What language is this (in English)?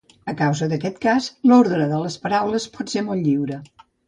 Catalan